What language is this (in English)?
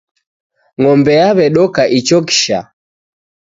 Taita